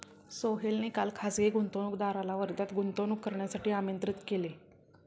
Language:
Marathi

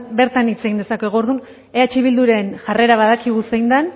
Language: Basque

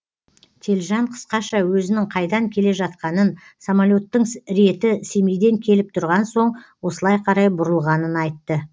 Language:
Kazakh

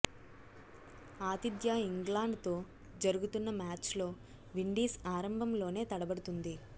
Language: Telugu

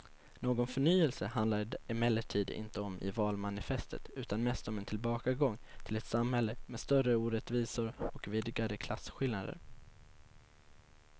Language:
Swedish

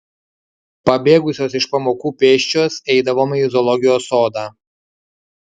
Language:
Lithuanian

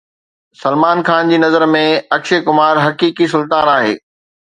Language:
Sindhi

